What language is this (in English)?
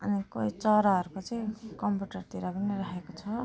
Nepali